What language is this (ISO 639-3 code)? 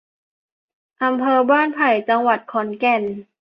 tha